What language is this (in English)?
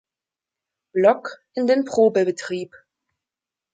German